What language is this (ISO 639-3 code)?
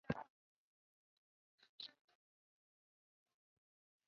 zho